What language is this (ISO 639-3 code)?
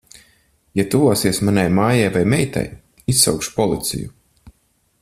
lav